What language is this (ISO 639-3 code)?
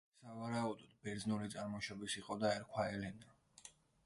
kat